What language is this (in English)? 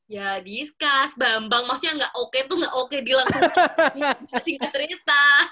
Indonesian